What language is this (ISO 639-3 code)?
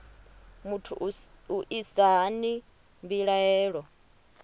ven